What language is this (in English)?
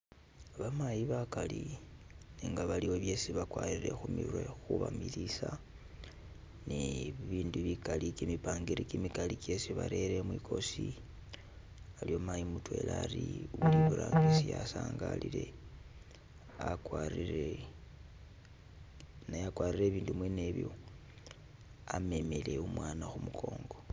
Masaaba